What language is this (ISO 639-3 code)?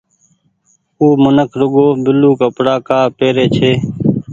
gig